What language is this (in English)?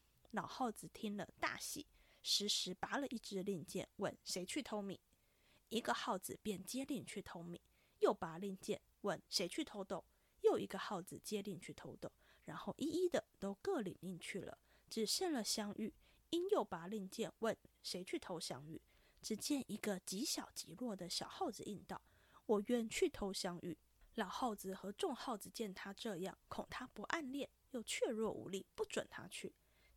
Chinese